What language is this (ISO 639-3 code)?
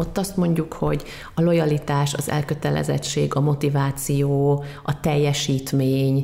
hun